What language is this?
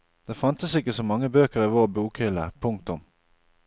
Norwegian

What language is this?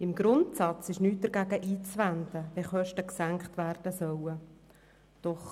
Swiss German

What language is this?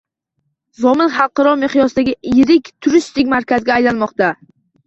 Uzbek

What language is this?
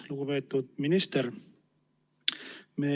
Estonian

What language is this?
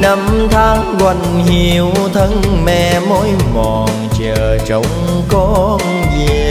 Vietnamese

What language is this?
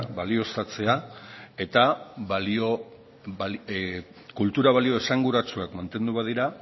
Basque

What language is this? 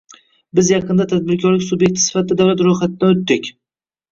Uzbek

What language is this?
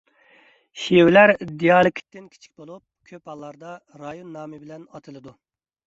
Uyghur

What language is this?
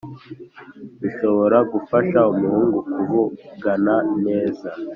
Kinyarwanda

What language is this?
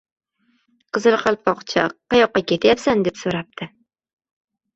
Uzbek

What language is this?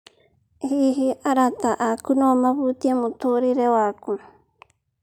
Kikuyu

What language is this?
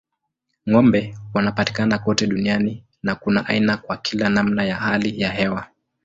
Swahili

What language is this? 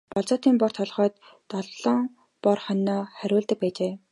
Mongolian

